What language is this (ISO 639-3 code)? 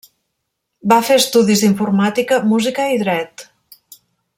cat